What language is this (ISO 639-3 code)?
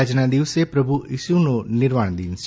guj